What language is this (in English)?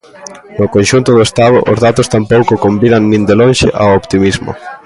Galician